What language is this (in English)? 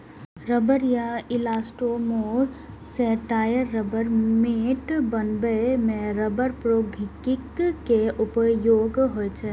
Maithili